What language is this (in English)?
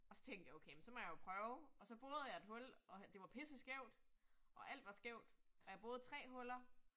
Danish